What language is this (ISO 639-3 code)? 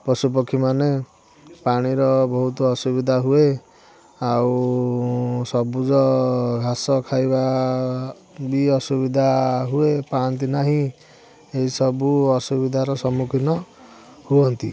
ori